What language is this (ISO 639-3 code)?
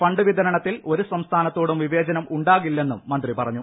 mal